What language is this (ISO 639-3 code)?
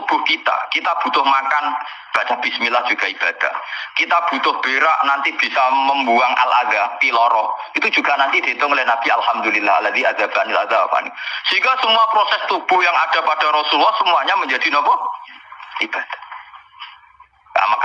ind